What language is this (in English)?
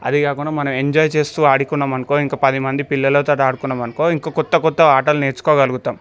Telugu